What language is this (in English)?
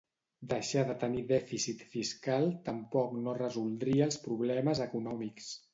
Catalan